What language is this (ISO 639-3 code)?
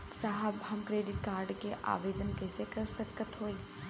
bho